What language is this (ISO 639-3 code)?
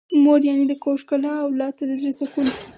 pus